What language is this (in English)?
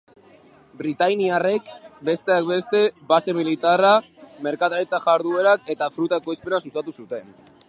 Basque